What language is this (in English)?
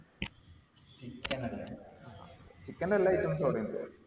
Malayalam